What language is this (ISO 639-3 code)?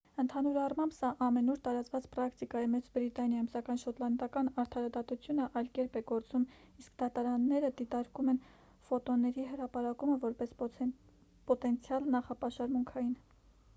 hye